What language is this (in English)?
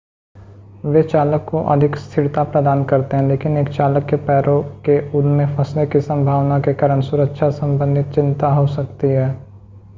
Hindi